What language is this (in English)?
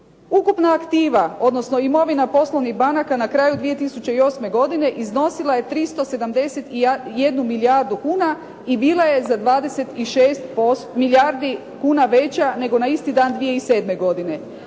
Croatian